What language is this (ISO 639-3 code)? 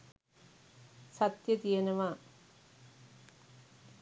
sin